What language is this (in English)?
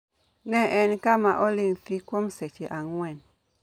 Luo (Kenya and Tanzania)